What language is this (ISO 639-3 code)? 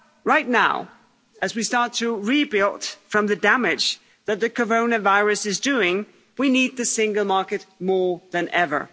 eng